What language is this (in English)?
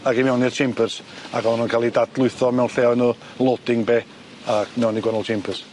Welsh